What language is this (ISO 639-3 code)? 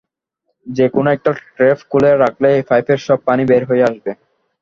ben